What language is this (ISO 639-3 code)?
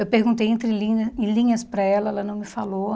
por